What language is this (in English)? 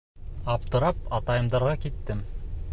Bashkir